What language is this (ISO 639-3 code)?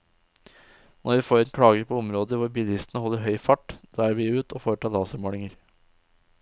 nor